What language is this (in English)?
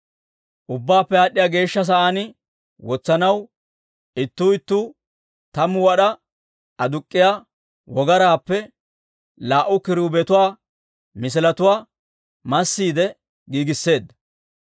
Dawro